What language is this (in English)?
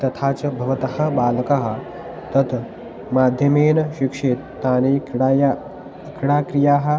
Sanskrit